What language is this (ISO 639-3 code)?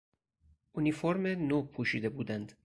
fas